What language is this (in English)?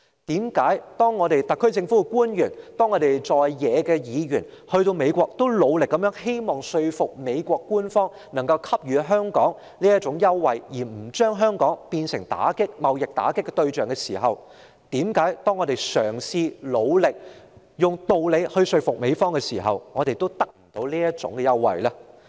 Cantonese